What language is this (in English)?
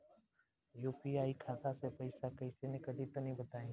Bhojpuri